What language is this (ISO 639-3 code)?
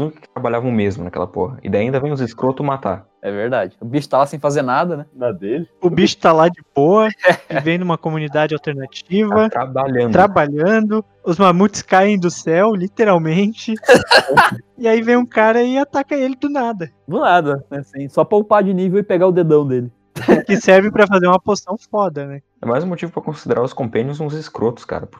por